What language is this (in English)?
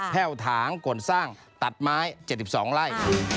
Thai